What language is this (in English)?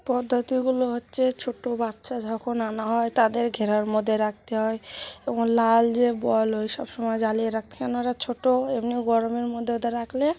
Bangla